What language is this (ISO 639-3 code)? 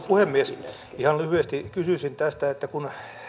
fin